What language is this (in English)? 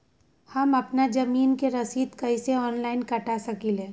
Magahi